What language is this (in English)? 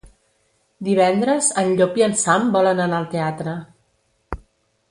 Catalan